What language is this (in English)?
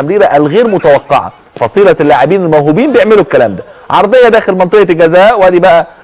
Arabic